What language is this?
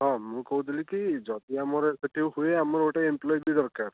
Odia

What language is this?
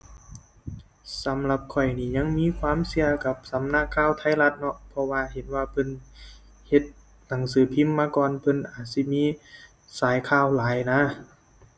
Thai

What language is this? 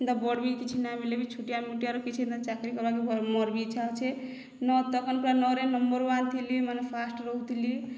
Odia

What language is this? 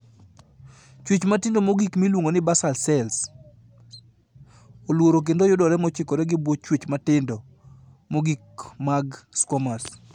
Luo (Kenya and Tanzania)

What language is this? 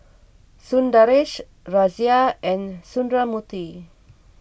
English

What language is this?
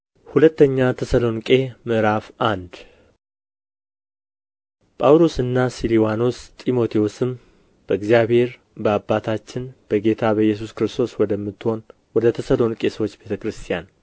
Amharic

